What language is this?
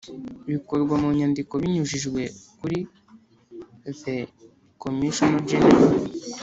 Kinyarwanda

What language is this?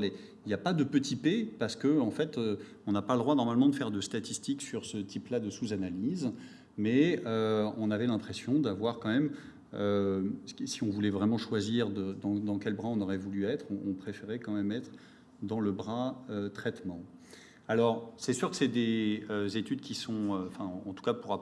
French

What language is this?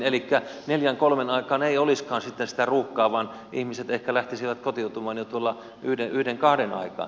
Finnish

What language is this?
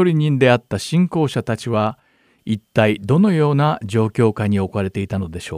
Japanese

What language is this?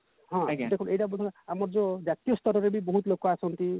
Odia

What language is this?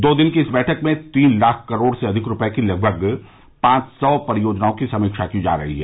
Hindi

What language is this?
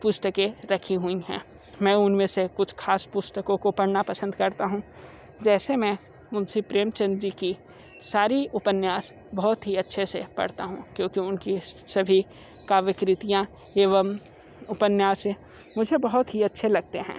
Hindi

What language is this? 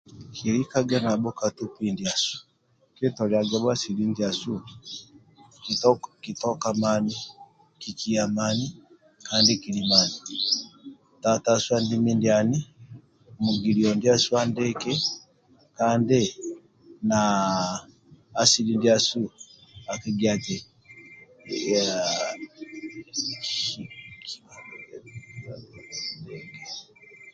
Amba (Uganda)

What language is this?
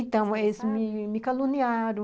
Portuguese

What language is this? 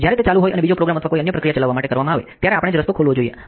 Gujarati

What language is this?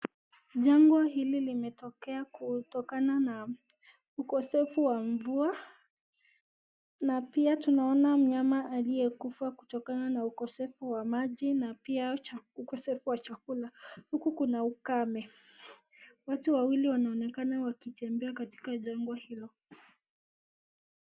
Swahili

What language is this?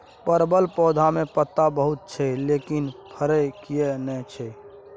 Maithili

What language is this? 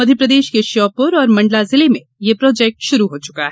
Hindi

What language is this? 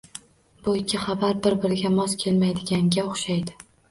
Uzbek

